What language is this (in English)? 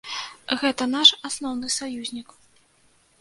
Belarusian